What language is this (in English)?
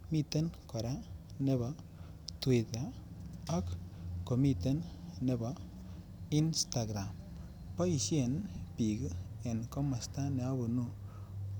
Kalenjin